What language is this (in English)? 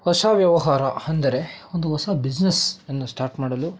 Kannada